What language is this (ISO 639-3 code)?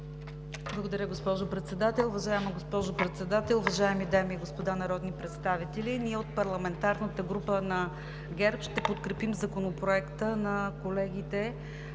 bul